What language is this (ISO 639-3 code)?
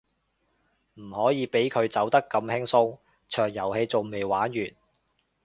yue